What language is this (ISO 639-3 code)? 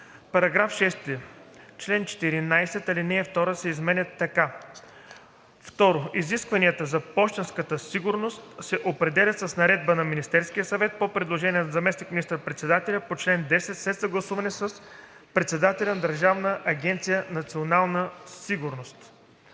bul